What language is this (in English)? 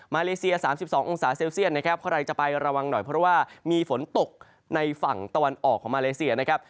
Thai